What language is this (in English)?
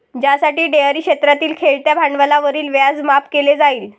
Marathi